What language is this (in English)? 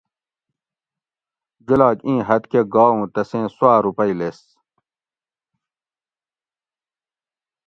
Gawri